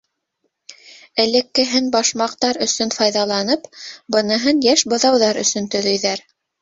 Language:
Bashkir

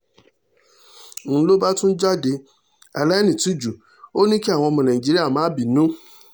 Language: Yoruba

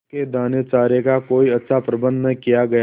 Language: Hindi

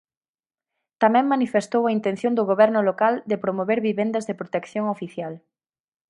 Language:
Galician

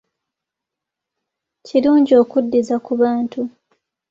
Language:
Ganda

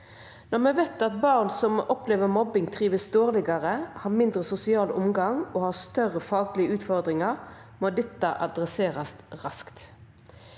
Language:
Norwegian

